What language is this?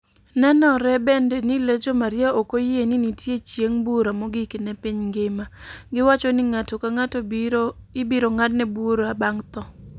Luo (Kenya and Tanzania)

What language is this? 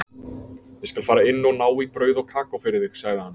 Icelandic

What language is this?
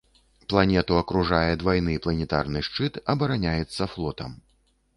Belarusian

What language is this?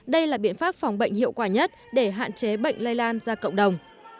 Vietnamese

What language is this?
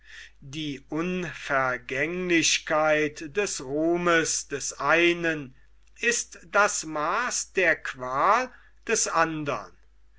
German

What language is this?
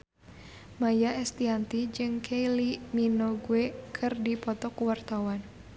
Sundanese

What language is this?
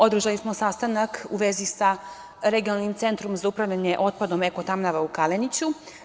Serbian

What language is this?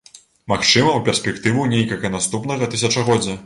Belarusian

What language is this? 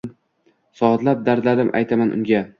Uzbek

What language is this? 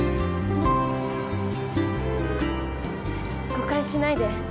Japanese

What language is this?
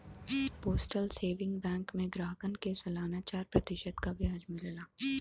Bhojpuri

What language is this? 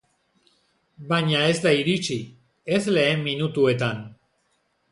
Basque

